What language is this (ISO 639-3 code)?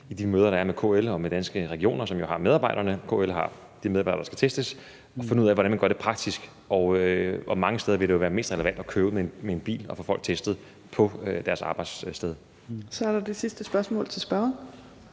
dan